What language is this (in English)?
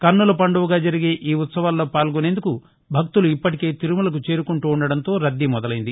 Telugu